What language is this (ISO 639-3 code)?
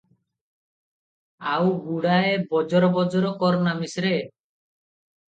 ori